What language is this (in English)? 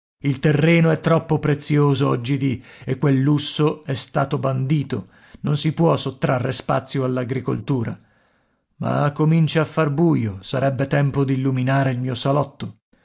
Italian